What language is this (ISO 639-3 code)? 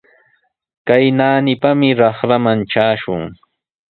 qws